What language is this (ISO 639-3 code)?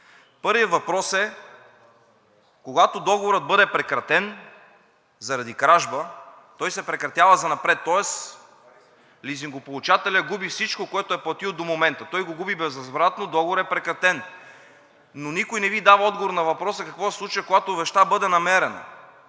bul